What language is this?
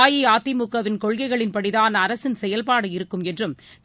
Tamil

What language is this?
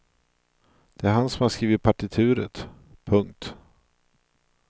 Swedish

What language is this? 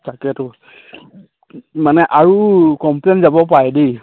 Assamese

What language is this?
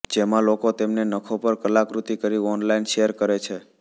Gujarati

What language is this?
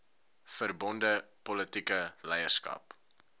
Afrikaans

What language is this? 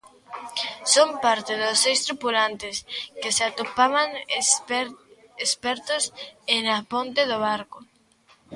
Galician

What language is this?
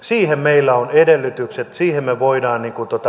Finnish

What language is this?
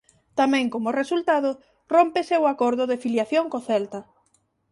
Galician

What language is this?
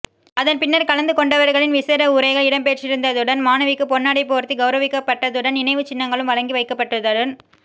Tamil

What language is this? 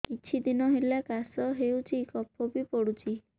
Odia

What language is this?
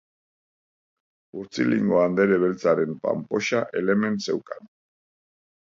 Basque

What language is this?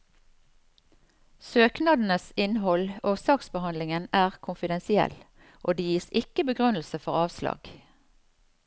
Norwegian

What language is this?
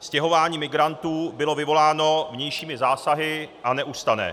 Czech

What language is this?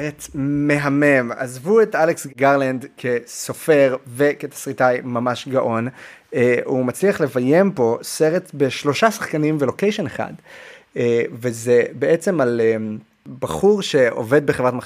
Hebrew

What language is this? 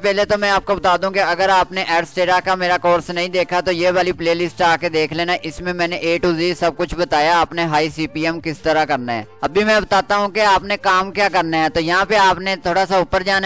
Hindi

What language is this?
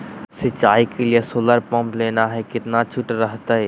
Magahi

